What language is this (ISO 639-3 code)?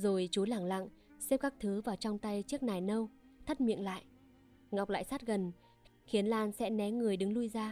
vie